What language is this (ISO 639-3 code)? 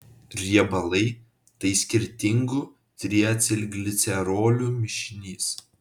lit